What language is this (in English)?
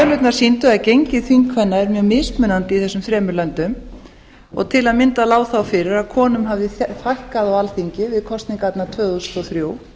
Icelandic